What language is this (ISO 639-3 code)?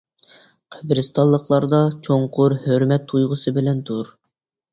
uig